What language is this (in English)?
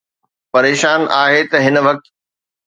Sindhi